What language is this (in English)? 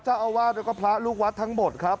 Thai